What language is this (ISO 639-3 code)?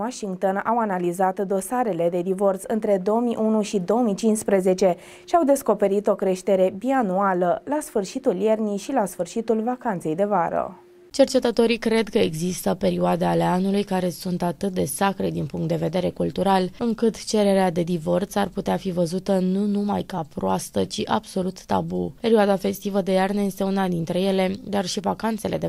ron